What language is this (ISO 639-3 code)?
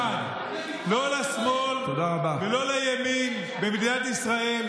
heb